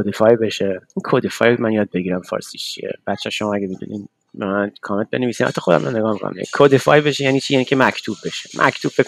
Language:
Persian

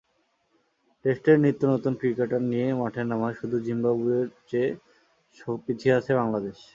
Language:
Bangla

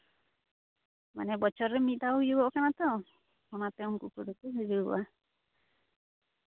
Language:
Santali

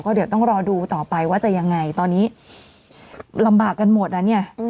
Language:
Thai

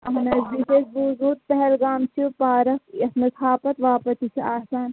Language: Kashmiri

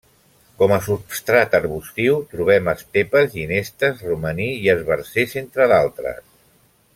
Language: Catalan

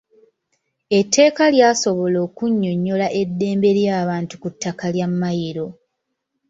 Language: Ganda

